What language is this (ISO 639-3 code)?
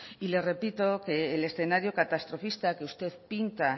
spa